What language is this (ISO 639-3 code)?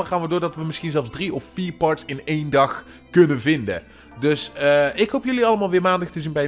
nld